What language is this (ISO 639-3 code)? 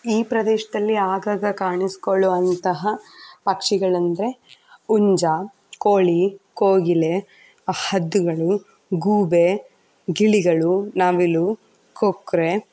kan